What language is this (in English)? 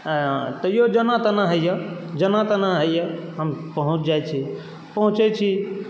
Maithili